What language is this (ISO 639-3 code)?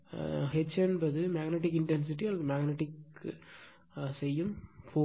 tam